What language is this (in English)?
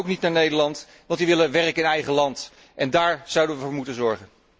Dutch